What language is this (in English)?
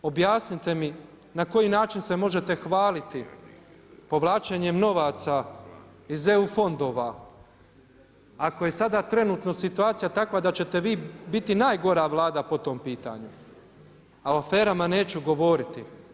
Croatian